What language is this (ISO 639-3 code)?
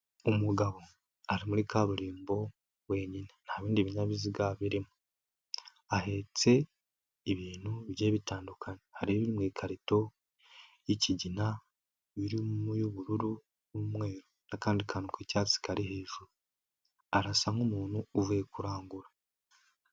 kin